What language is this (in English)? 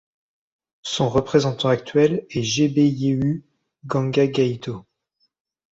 French